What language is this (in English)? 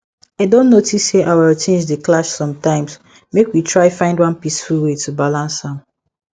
Nigerian Pidgin